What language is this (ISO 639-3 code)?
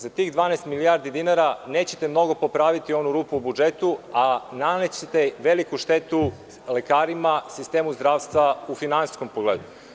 srp